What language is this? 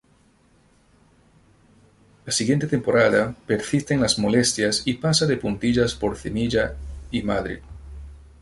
Spanish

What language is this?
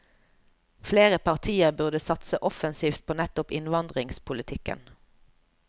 Norwegian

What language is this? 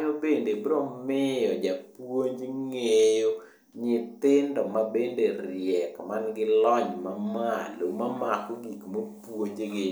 Luo (Kenya and Tanzania)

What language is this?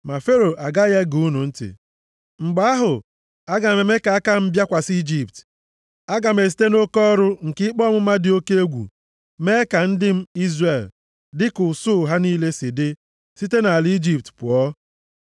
Igbo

